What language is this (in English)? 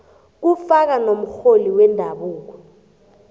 South Ndebele